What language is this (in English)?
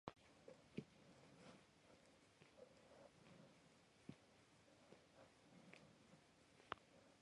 English